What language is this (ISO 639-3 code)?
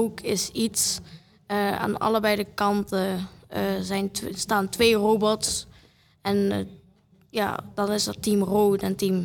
nld